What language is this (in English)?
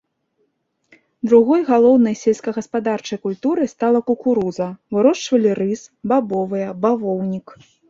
Belarusian